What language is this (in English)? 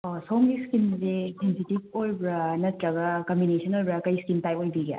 Manipuri